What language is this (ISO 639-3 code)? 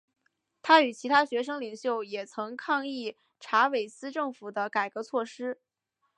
zho